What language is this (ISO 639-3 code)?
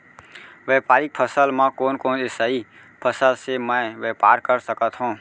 hne